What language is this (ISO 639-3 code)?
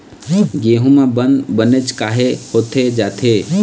hne